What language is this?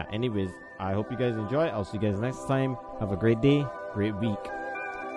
English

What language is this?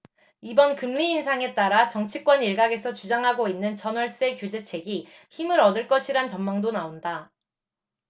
Korean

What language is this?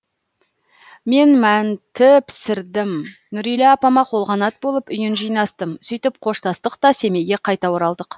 Kazakh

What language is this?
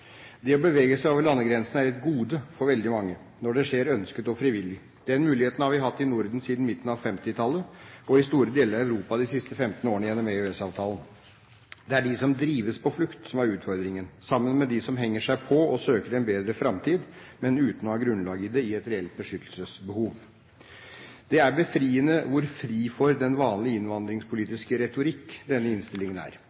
Norwegian Bokmål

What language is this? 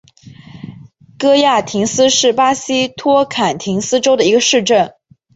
Chinese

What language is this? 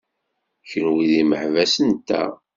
Kabyle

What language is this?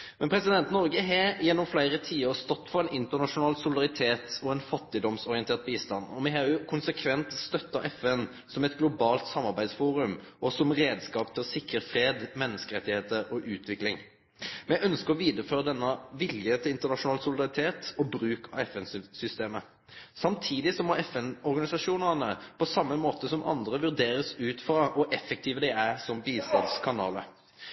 Norwegian Nynorsk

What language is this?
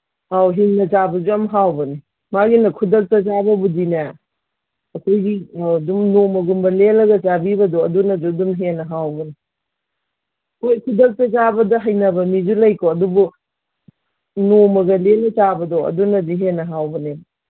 Manipuri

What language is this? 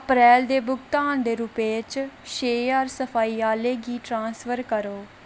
Dogri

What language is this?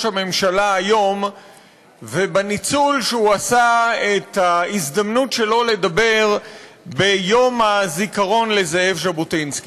Hebrew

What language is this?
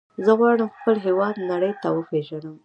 Pashto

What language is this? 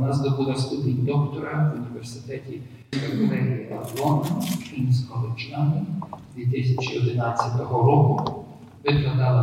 Ukrainian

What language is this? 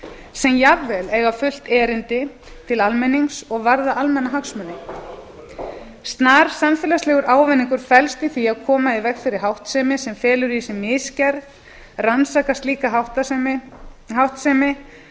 Icelandic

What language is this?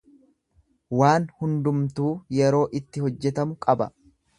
Oromo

